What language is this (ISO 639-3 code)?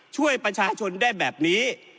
tha